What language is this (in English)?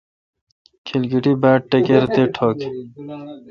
Kalkoti